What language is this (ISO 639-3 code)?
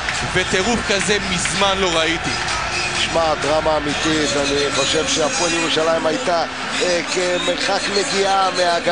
heb